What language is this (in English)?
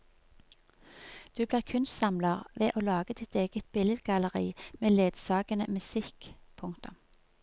Norwegian